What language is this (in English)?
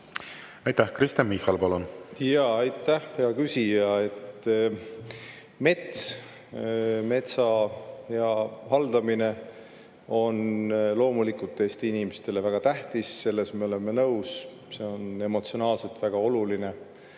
Estonian